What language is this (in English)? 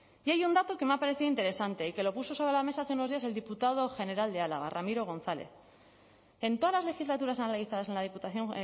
Spanish